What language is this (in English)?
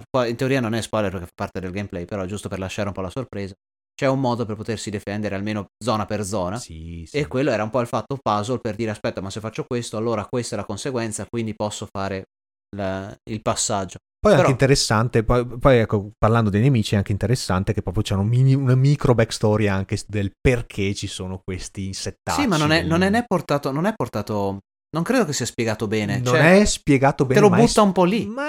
Italian